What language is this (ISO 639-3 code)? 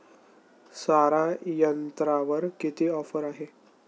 mar